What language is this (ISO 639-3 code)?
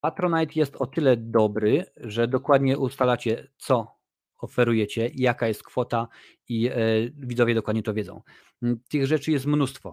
pol